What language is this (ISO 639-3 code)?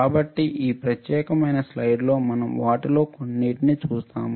tel